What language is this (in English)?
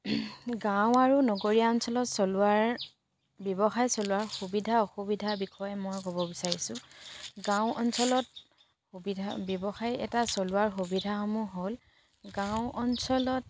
Assamese